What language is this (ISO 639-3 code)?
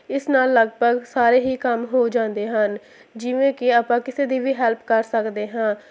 pan